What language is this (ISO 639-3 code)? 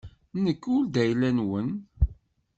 kab